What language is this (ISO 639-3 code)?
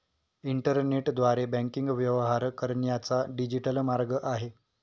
mar